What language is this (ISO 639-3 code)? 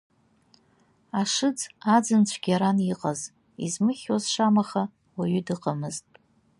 abk